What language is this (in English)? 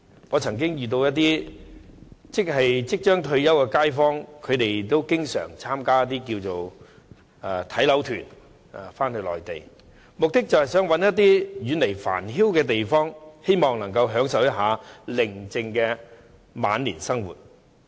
Cantonese